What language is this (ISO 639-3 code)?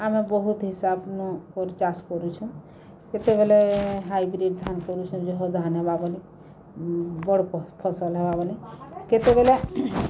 ori